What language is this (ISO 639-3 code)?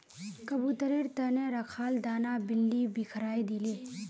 mag